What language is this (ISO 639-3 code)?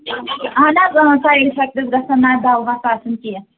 kas